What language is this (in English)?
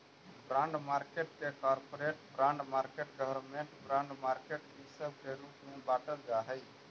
Magahi